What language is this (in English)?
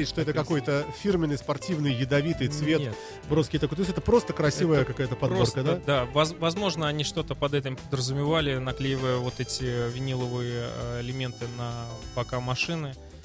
Russian